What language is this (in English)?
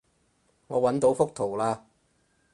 Cantonese